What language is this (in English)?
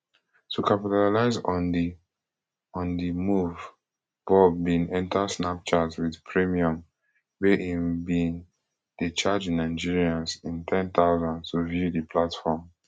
Nigerian Pidgin